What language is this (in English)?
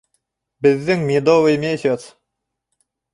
Bashkir